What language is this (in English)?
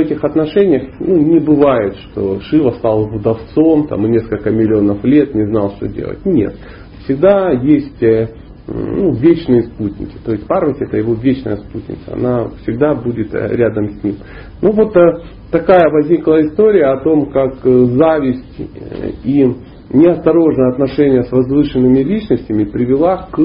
Russian